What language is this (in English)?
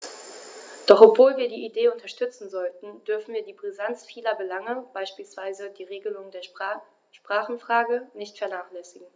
German